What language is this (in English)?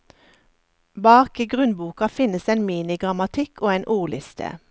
Norwegian